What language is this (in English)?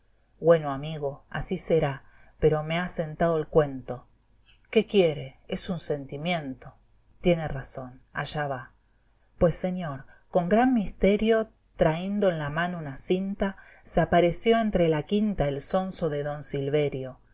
Spanish